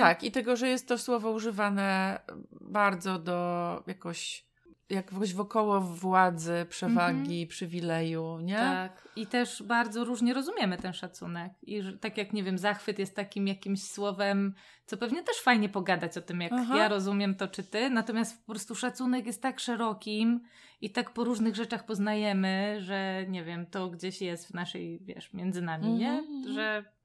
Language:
Polish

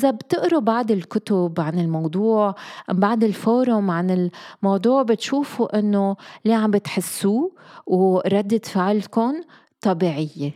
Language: Arabic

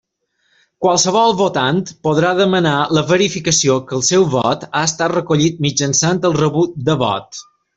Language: Catalan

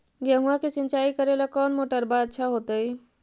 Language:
Magahi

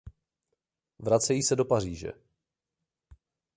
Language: Czech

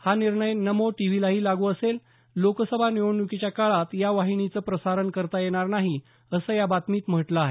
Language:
Marathi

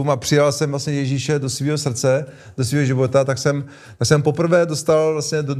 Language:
Czech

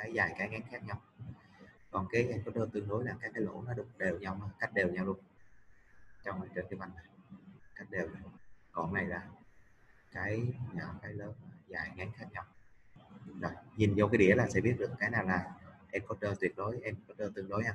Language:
Vietnamese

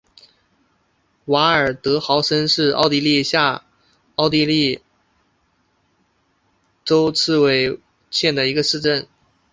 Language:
Chinese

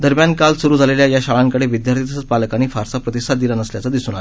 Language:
Marathi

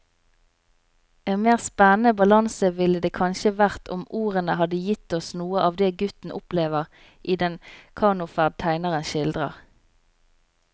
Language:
Norwegian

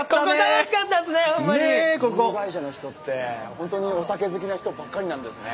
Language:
Japanese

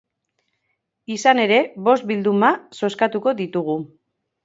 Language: Basque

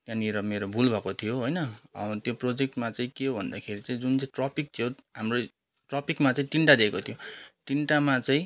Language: Nepali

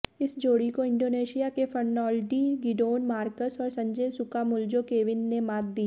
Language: Hindi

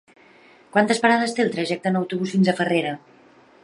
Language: Catalan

